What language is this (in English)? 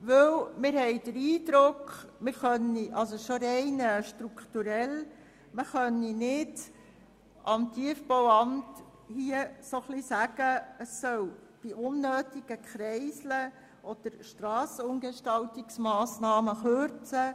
Swiss German